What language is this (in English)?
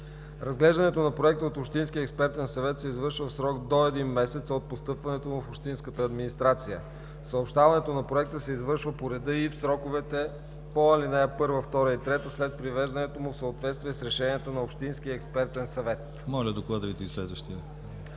Bulgarian